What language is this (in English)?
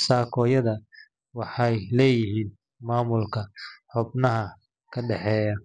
Somali